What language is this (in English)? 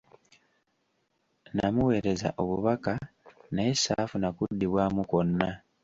Ganda